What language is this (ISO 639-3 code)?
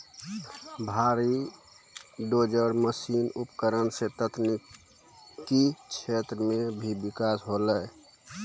mai